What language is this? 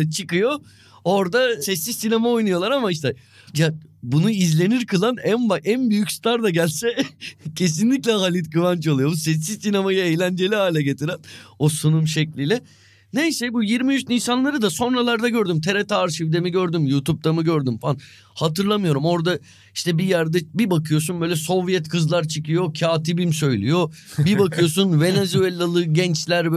Turkish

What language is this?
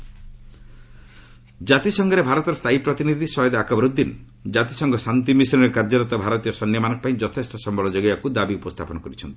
Odia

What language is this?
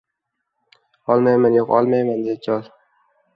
Uzbek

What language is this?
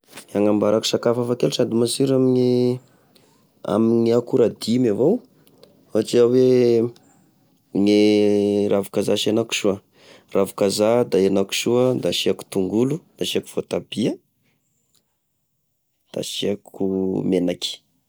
Tesaka Malagasy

